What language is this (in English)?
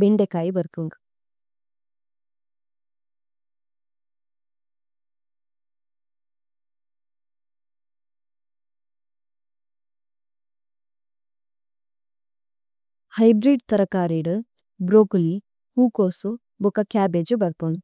Tulu